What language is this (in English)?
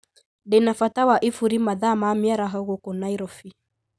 Kikuyu